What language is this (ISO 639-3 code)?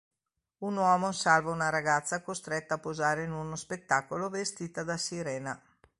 ita